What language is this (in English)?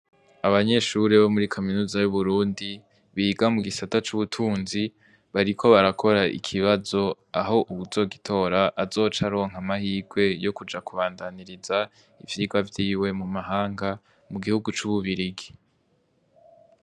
Rundi